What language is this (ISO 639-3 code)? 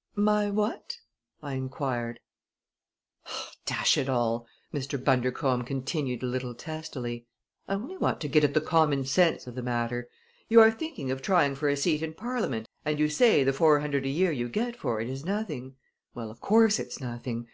eng